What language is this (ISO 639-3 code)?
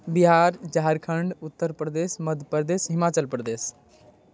mai